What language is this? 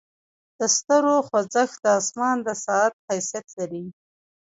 Pashto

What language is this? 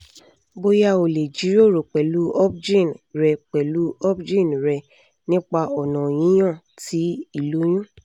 Yoruba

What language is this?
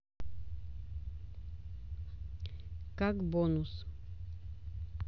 Russian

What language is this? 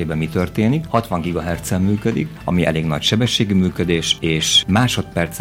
Hungarian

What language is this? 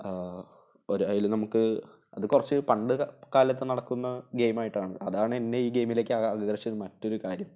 Malayalam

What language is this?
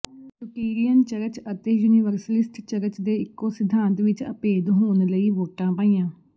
Punjabi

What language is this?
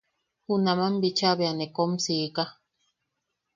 Yaqui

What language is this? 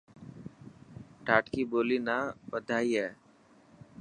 Dhatki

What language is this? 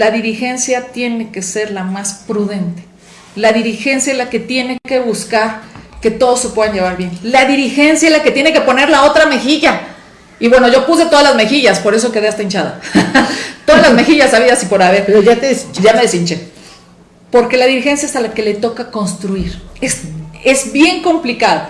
Spanish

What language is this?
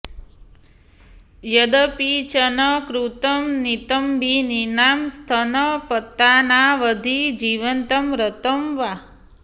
Sanskrit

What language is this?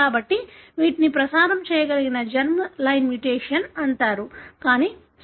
Telugu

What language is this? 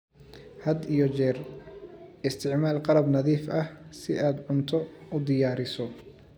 Somali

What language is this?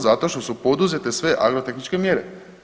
Croatian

